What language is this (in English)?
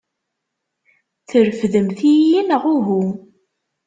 Kabyle